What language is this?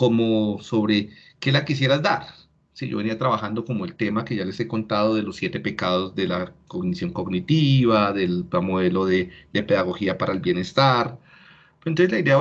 Spanish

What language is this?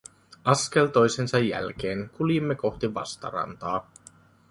Finnish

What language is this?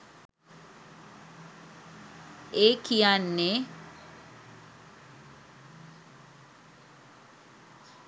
Sinhala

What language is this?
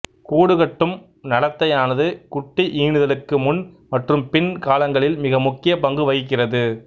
Tamil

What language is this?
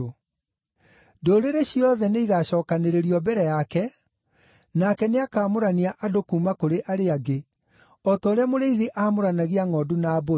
Kikuyu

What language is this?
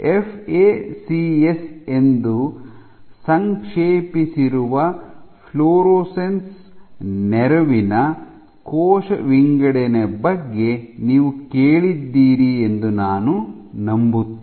Kannada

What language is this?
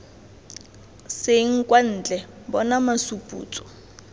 Tswana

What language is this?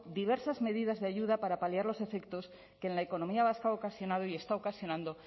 Spanish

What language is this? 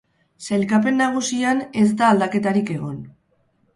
Basque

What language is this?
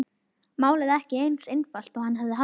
Icelandic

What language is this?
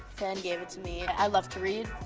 English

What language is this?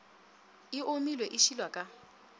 Northern Sotho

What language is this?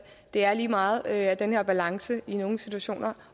Danish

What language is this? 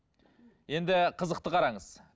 Kazakh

